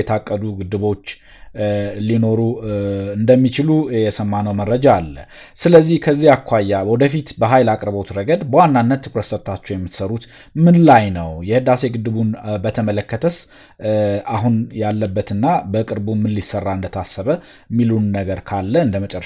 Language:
Amharic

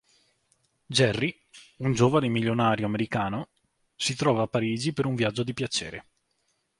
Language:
Italian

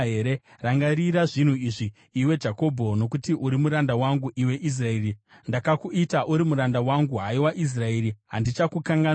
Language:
Shona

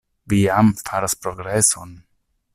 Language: Esperanto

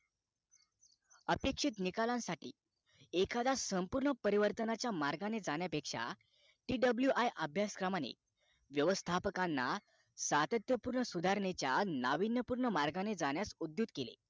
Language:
Marathi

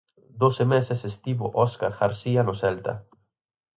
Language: Galician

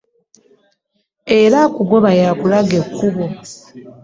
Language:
Ganda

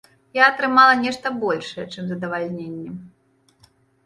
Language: Belarusian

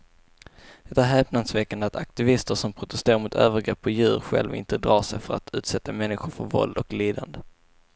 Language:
Swedish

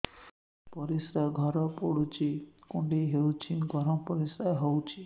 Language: Odia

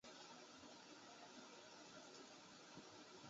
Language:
Chinese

